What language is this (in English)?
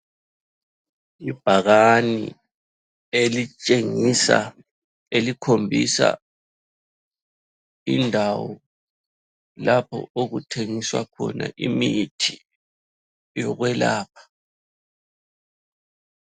North Ndebele